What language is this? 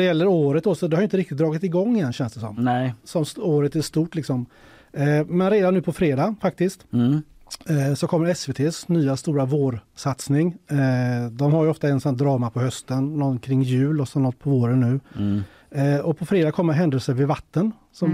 Swedish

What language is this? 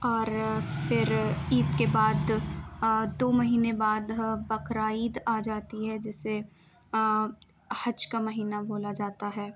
Urdu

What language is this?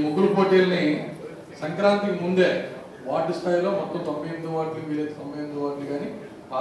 Telugu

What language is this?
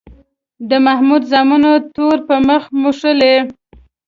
Pashto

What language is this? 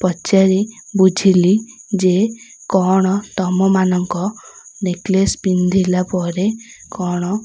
Odia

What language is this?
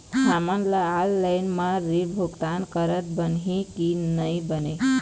Chhattisgarhi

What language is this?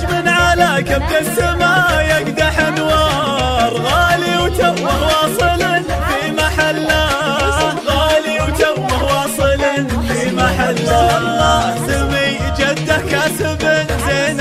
Arabic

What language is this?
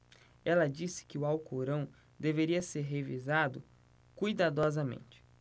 Portuguese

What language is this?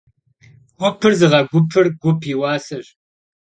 Kabardian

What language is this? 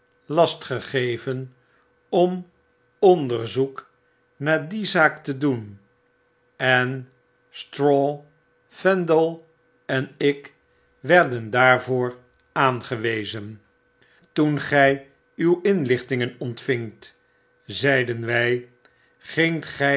Dutch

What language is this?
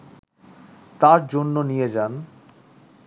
Bangla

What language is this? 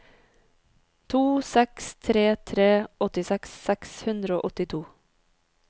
Norwegian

